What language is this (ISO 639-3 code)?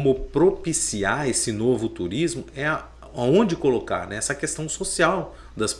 por